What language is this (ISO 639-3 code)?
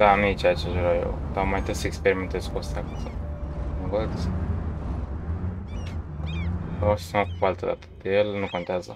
ron